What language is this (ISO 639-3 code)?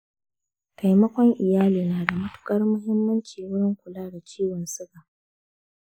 hau